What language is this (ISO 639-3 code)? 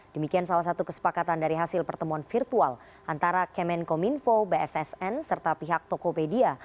ind